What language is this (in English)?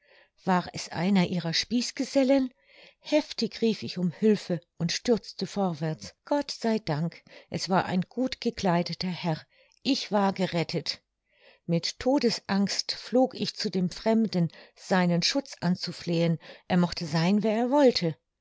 German